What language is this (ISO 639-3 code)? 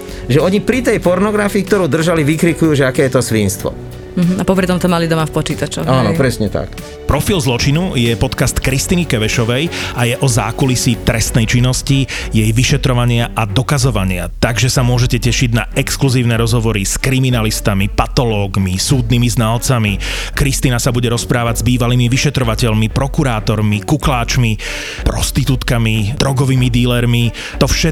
slk